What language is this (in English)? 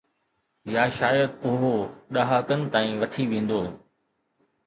Sindhi